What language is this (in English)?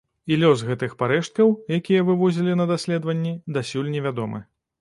Belarusian